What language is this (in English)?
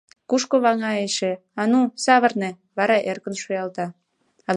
Mari